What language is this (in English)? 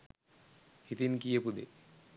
Sinhala